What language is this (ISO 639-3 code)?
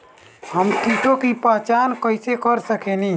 bho